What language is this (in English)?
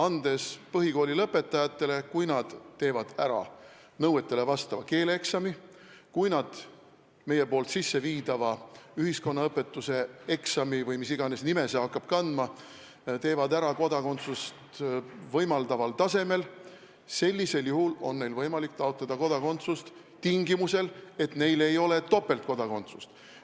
Estonian